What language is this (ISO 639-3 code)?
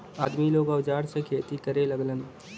bho